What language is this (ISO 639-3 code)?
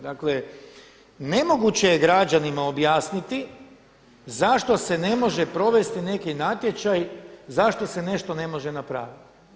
hrv